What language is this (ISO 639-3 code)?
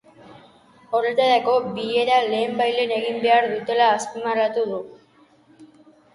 eus